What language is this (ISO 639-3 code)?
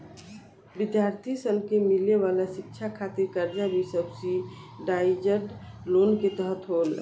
bho